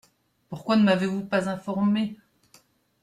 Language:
French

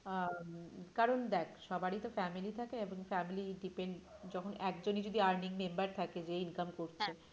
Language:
Bangla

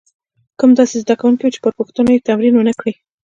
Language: Pashto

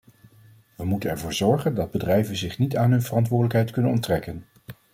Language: Dutch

